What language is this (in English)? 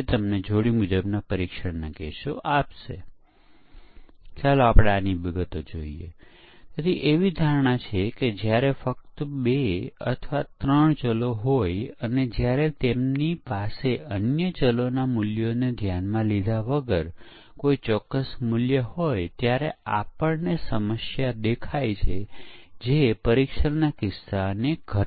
Gujarati